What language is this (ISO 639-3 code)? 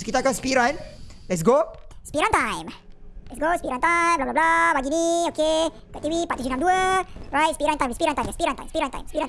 msa